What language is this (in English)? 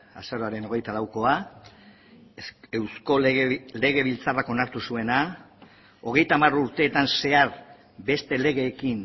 Basque